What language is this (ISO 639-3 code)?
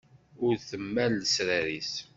kab